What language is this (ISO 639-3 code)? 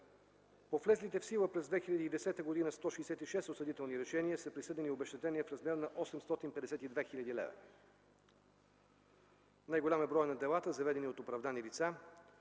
bul